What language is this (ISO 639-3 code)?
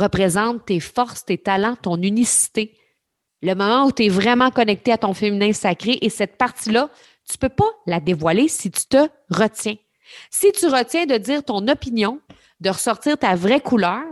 fra